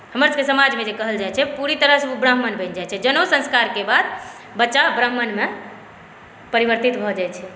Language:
Maithili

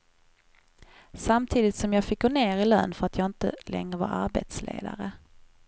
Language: Swedish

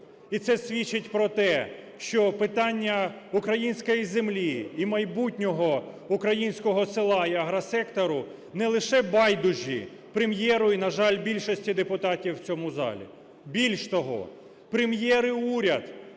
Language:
Ukrainian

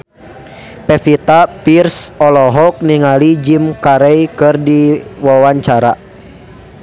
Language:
Sundanese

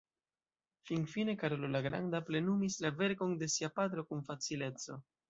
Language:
Esperanto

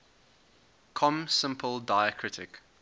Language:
English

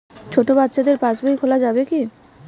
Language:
Bangla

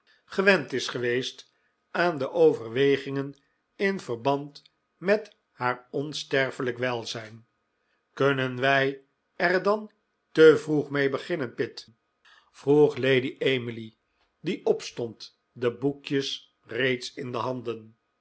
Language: Dutch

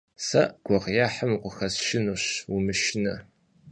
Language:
Kabardian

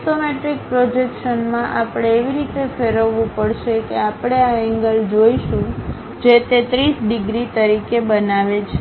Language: Gujarati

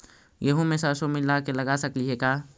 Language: Magahi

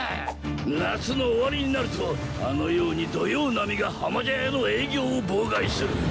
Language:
Japanese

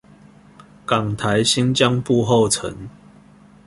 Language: Chinese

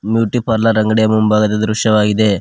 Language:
Kannada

